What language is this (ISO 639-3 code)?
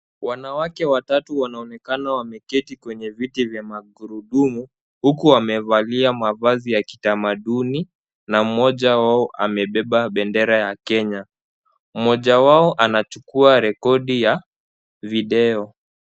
swa